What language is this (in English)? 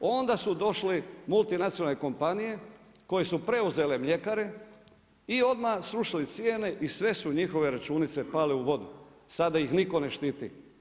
Croatian